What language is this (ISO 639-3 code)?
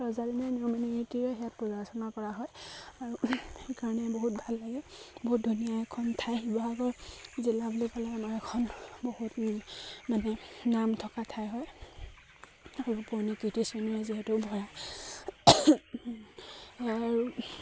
asm